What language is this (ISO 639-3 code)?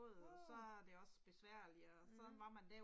dan